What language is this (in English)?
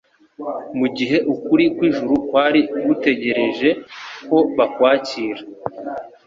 Kinyarwanda